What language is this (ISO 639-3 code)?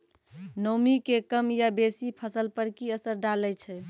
mai